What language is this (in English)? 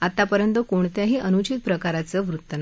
Marathi